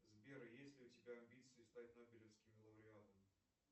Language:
Russian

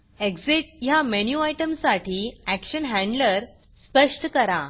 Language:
Marathi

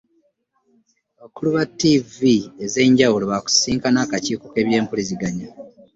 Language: Ganda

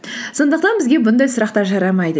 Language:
Kazakh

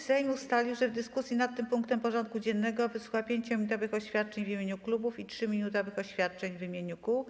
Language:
Polish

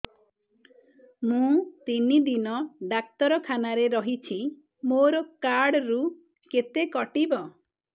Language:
Odia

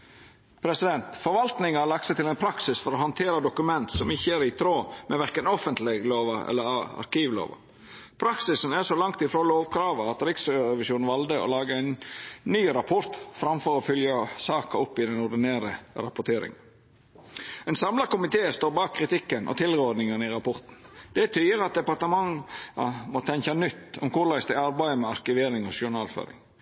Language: Norwegian Nynorsk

